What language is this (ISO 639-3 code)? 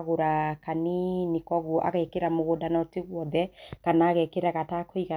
kik